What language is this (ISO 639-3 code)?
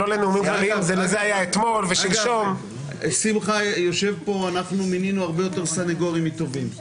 heb